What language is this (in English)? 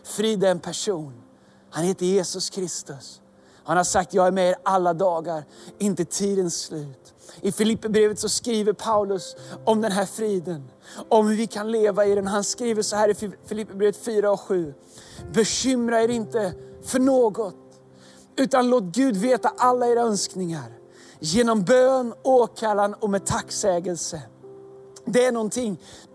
Swedish